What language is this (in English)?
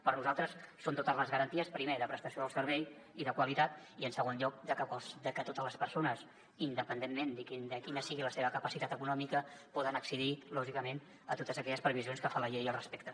Catalan